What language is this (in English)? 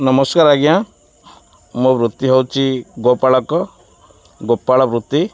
Odia